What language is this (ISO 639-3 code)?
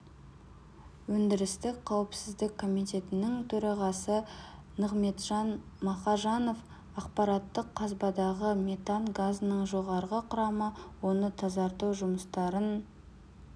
kaz